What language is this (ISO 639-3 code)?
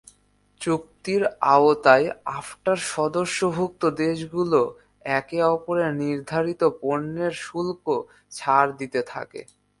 ben